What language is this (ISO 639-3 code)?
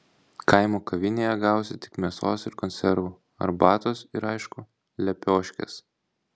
lit